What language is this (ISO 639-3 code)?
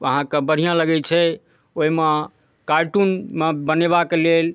mai